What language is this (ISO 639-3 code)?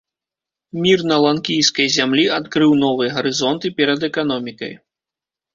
bel